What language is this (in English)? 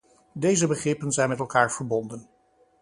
Dutch